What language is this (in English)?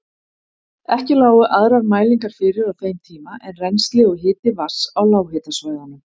Icelandic